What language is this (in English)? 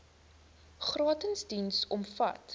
Afrikaans